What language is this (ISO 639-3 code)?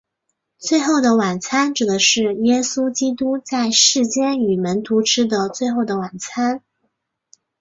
zho